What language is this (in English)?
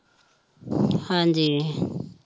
Punjabi